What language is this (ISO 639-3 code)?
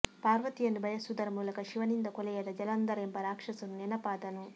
kan